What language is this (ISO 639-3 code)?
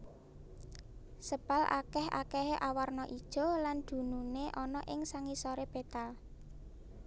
jav